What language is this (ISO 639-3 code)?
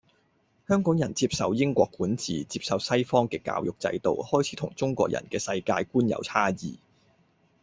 yue